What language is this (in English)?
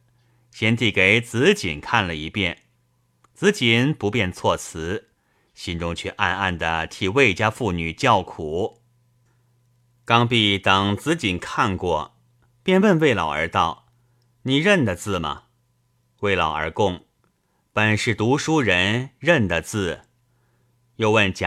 Chinese